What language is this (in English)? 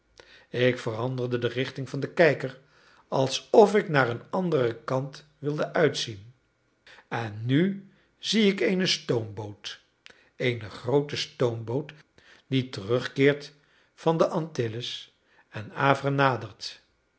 Dutch